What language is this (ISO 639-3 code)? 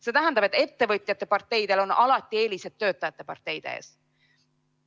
est